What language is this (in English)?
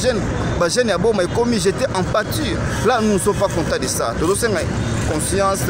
French